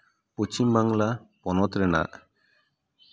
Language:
Santali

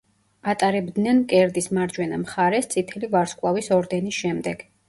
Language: Georgian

